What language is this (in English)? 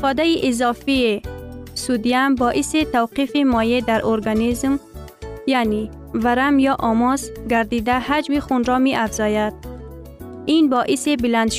Persian